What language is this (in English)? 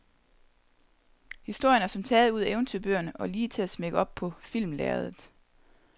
Danish